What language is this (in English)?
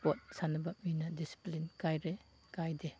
Manipuri